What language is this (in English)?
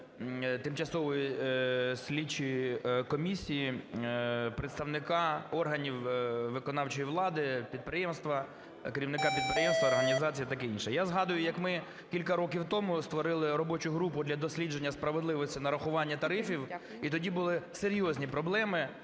Ukrainian